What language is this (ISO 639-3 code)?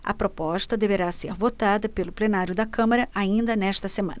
por